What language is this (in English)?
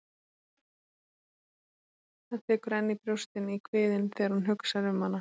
Icelandic